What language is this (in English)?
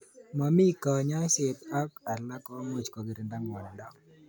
Kalenjin